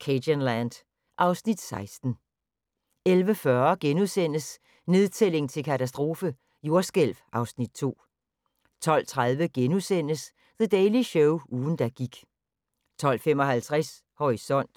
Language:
Danish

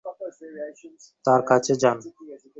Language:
Bangla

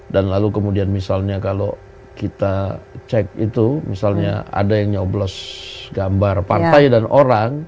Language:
Indonesian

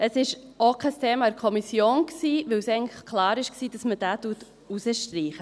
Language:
Swiss German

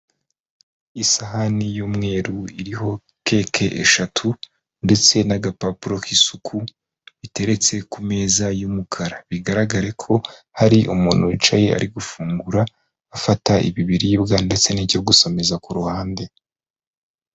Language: Kinyarwanda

